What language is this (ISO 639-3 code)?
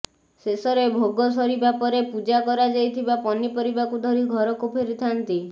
ori